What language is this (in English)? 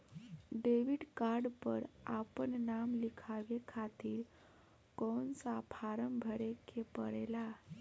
Bhojpuri